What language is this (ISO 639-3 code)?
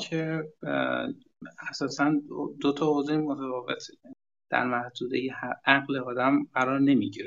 fas